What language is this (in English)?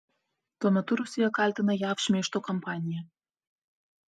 Lithuanian